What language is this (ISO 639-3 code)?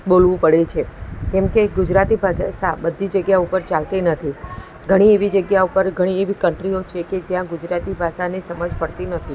guj